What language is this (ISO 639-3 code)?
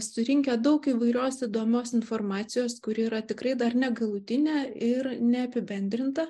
lit